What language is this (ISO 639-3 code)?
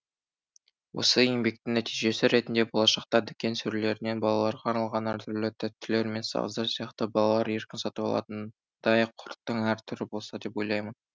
kaz